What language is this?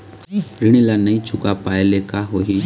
Chhattisgarhi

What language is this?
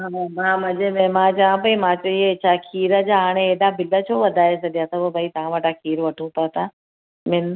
Sindhi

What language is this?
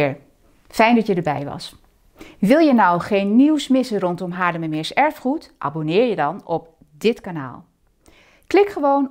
Dutch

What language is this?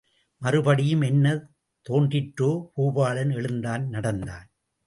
Tamil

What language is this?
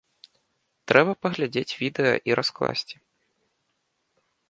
Belarusian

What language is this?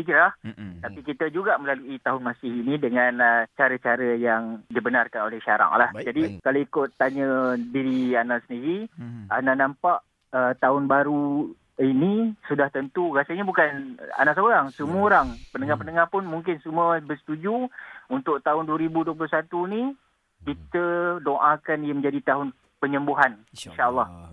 Malay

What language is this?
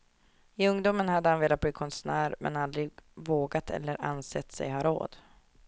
Swedish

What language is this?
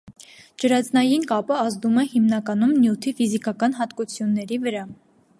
Armenian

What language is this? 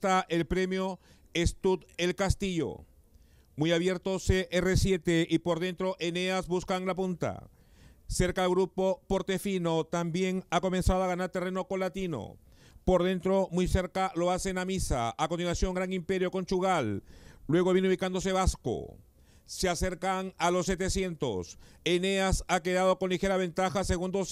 Spanish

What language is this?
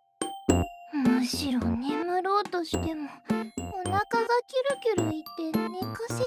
Japanese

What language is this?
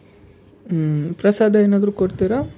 Kannada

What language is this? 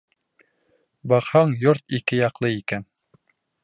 Bashkir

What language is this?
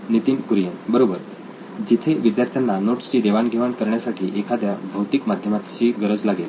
Marathi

